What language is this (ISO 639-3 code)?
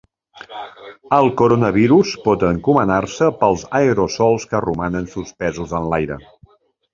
cat